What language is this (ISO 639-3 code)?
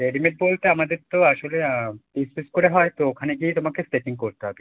ben